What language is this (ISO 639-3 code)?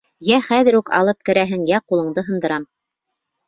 bak